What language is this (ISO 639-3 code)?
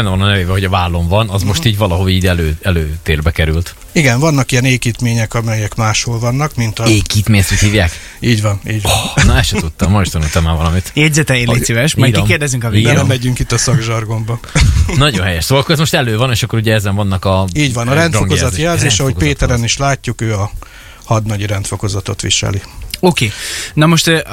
hun